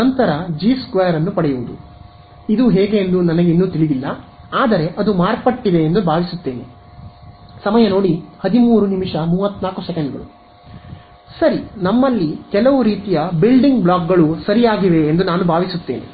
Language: Kannada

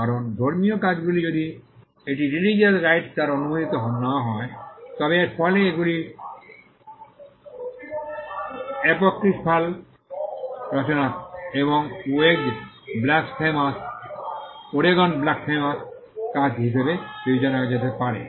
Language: Bangla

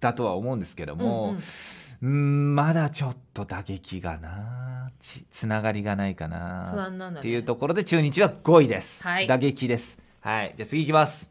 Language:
Japanese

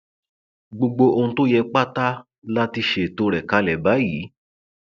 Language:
Yoruba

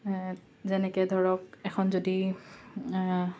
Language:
Assamese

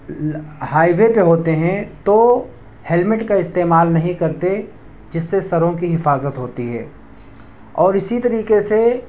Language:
Urdu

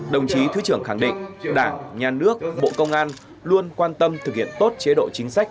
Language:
Vietnamese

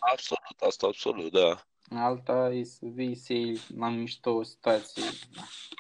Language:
Romanian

